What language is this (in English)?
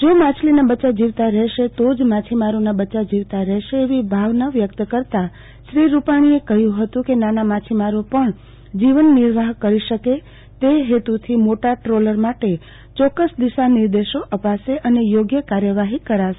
Gujarati